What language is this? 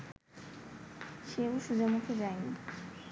Bangla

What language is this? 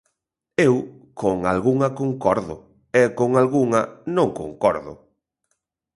Galician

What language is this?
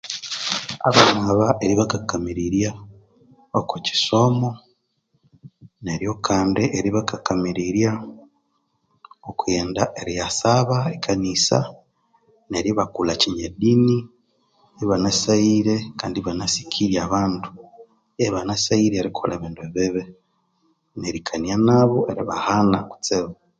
Konzo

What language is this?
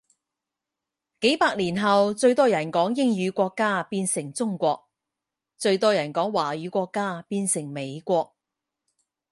Cantonese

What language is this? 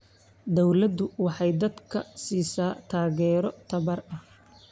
Somali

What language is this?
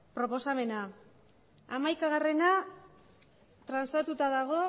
Basque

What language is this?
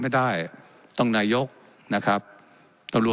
Thai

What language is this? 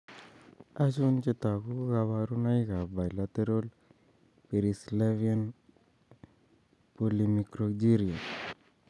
Kalenjin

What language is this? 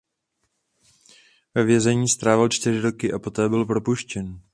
Czech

